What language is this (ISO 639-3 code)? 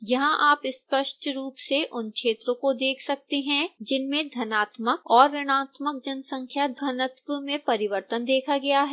hin